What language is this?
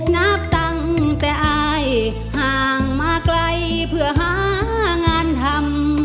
Thai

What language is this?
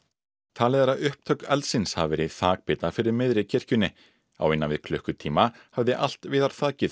Icelandic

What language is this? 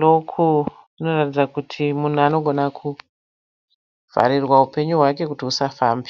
Shona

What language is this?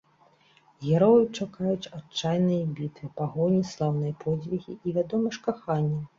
Belarusian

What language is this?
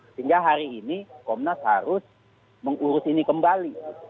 Indonesian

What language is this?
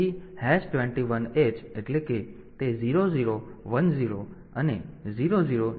Gujarati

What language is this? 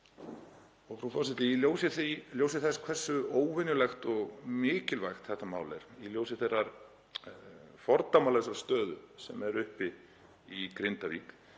Icelandic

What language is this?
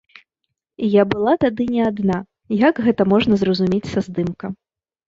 Belarusian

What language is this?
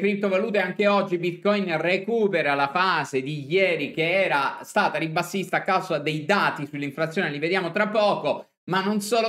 Italian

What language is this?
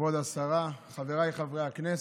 Hebrew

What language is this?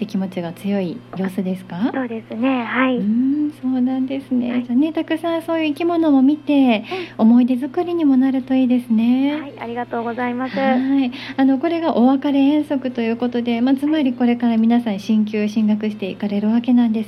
Japanese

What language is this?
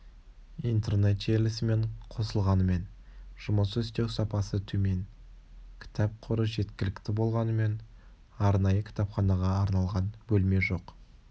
Kazakh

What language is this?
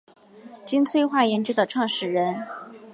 Chinese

